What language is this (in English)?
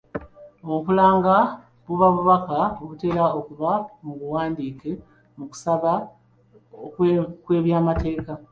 Ganda